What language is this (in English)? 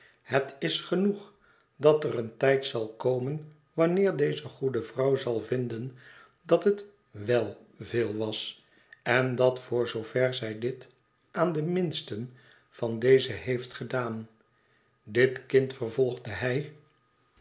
Dutch